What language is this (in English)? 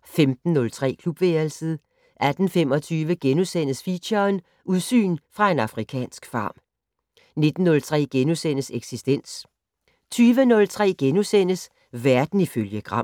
Danish